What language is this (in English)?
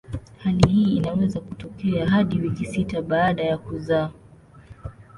Swahili